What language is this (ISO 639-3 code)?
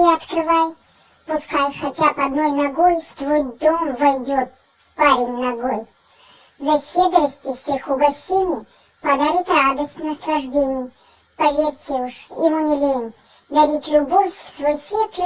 rus